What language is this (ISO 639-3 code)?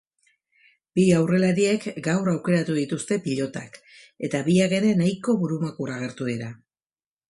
eus